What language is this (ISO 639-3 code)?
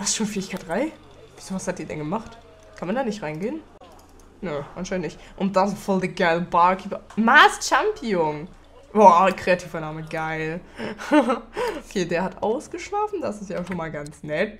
deu